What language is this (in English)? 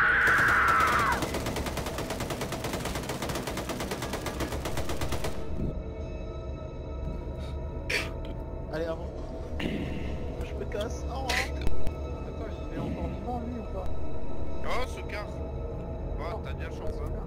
French